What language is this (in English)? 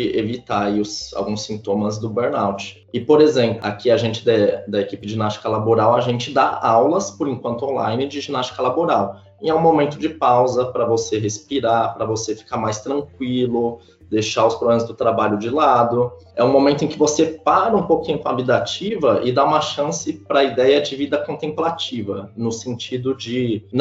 Portuguese